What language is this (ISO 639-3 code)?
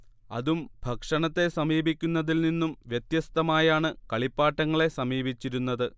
mal